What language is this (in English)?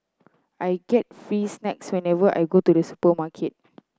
English